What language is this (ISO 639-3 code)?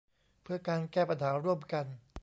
tha